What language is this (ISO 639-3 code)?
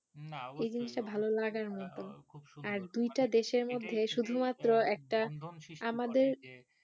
ben